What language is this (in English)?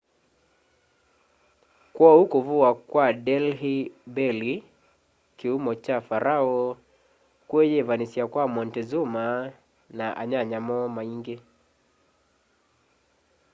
Kamba